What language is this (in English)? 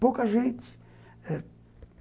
Portuguese